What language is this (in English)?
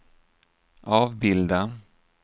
Swedish